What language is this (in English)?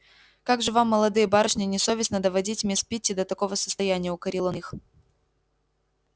Russian